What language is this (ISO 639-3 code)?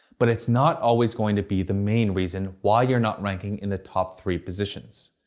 eng